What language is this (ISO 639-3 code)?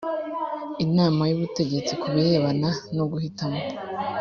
kin